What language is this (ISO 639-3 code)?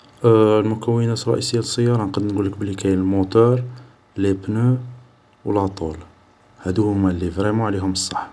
arq